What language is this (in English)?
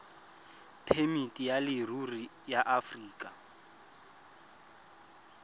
Tswana